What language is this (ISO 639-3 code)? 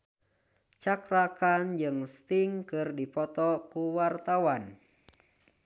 sun